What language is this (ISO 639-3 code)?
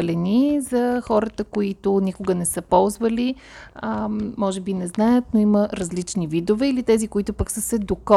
bul